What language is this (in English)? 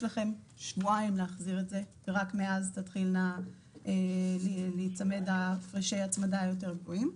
Hebrew